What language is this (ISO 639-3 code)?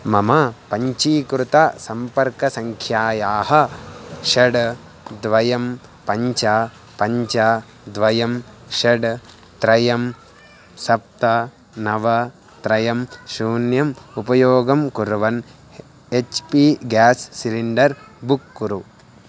san